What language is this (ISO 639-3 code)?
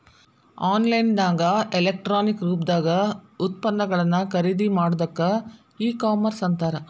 kan